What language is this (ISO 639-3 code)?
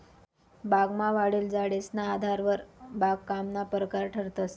mar